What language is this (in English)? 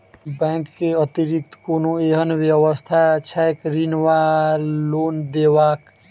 Maithili